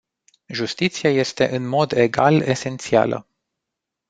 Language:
Romanian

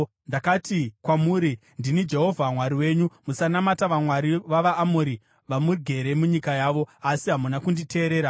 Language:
Shona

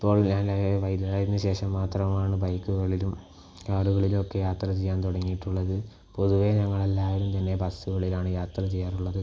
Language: Malayalam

